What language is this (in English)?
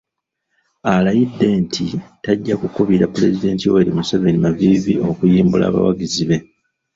Ganda